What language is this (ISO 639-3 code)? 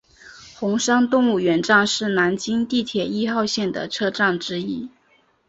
zho